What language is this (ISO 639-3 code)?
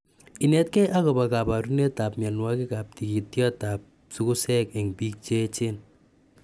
kln